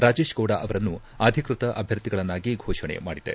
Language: Kannada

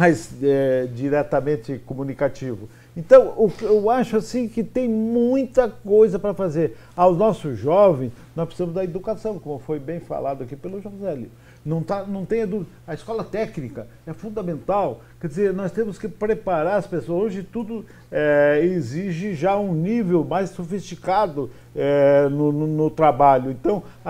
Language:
Portuguese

